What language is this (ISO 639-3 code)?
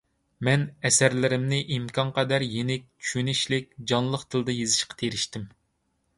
uig